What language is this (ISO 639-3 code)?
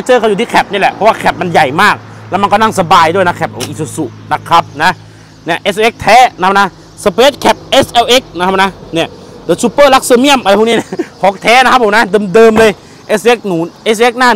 tha